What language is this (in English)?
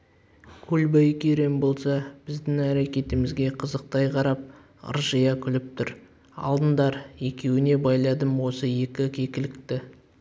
Kazakh